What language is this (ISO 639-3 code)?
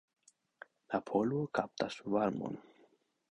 epo